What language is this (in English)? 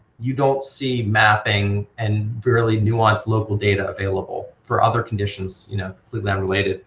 English